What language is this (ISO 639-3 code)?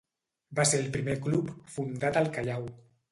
cat